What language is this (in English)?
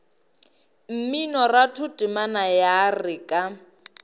Northern Sotho